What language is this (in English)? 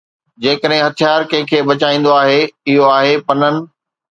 Sindhi